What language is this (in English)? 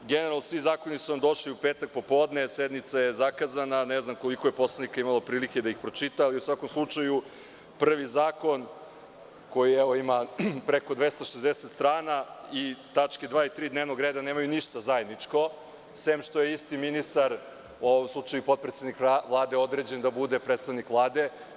Serbian